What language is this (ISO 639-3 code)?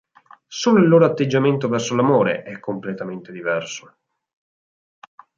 ita